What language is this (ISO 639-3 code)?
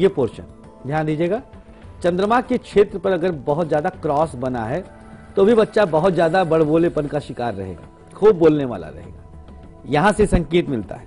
hin